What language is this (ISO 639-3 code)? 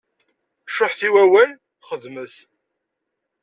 kab